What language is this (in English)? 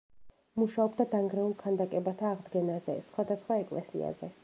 Georgian